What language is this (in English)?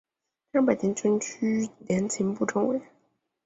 Chinese